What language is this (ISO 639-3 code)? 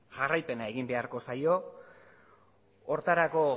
eus